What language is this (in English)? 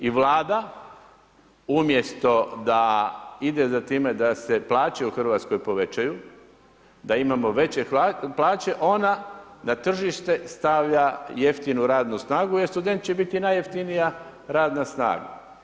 Croatian